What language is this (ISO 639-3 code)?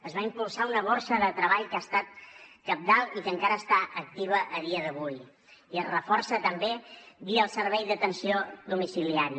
cat